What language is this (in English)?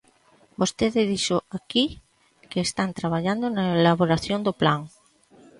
Galician